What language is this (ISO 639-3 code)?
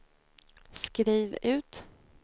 swe